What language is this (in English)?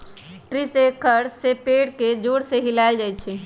Magahi